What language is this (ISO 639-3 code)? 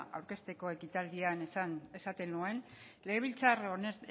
eus